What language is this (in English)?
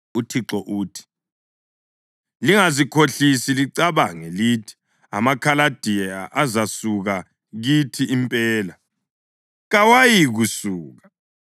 North Ndebele